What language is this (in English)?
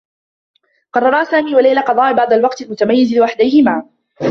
Arabic